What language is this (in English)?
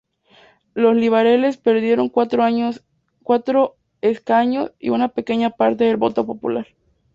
Spanish